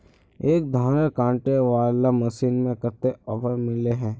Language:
Magahi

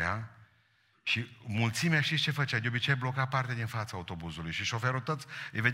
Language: Romanian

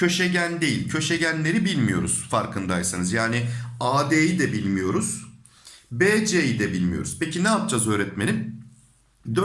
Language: Turkish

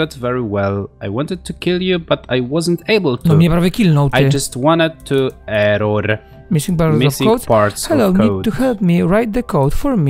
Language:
Polish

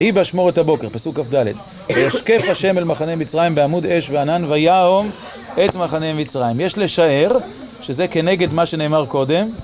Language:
Hebrew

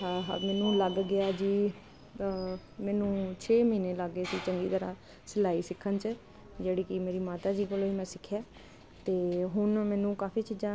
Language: Punjabi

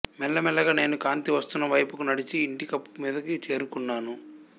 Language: Telugu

